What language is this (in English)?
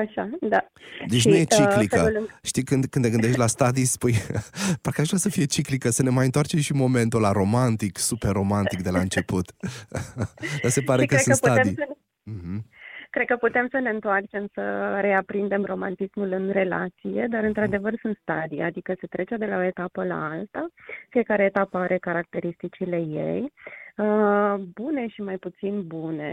Romanian